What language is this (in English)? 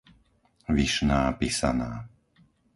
Slovak